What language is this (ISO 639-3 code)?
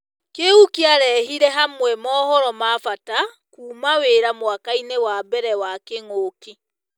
kik